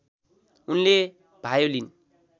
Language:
Nepali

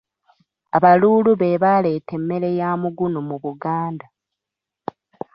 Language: Ganda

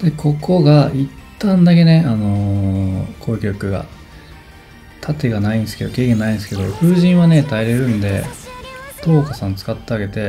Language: Japanese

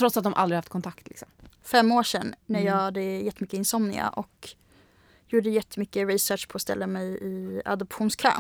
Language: Swedish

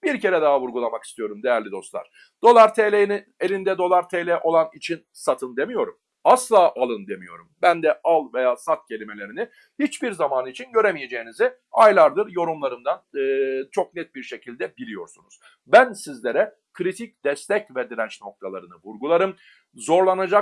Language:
Turkish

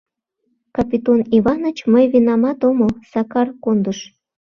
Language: Mari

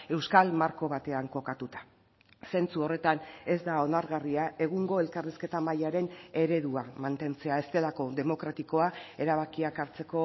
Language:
Basque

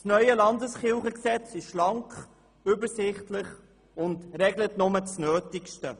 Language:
Swiss German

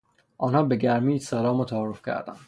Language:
Persian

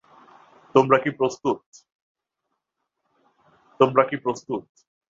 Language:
Bangla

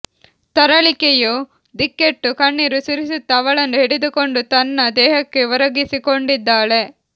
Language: Kannada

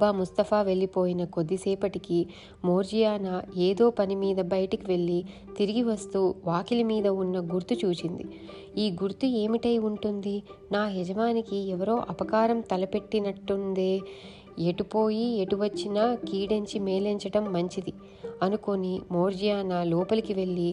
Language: Telugu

